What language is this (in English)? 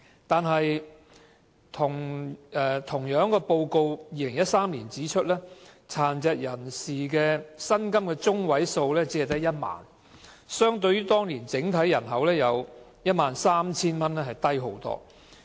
Cantonese